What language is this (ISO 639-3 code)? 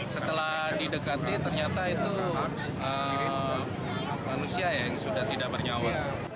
ind